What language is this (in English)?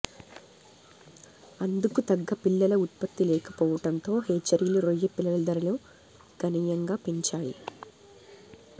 Telugu